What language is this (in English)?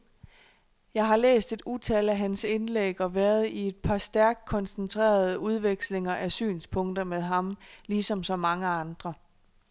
Danish